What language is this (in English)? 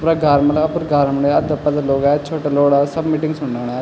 Garhwali